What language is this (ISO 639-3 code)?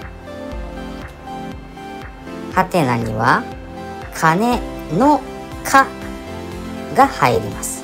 jpn